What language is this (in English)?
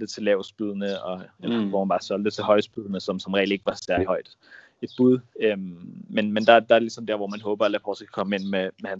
Danish